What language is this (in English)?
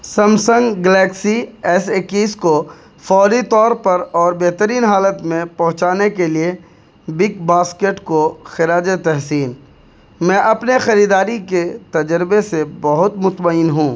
Urdu